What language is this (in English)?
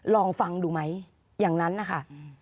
Thai